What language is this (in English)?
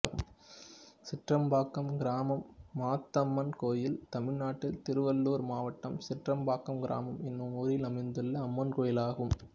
Tamil